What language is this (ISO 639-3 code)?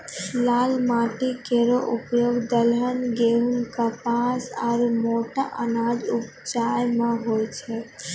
mai